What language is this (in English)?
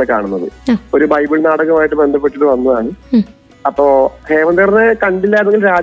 Malayalam